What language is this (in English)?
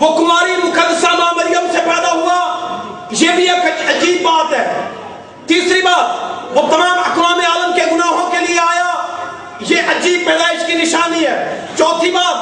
Urdu